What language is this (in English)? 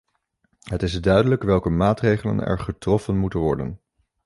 Dutch